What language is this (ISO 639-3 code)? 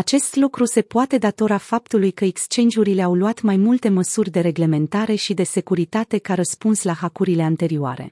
ron